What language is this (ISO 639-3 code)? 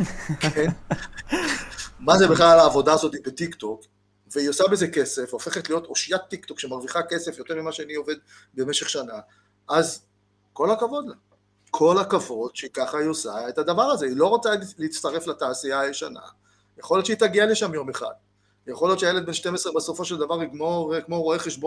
heb